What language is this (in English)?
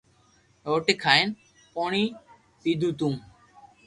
Loarki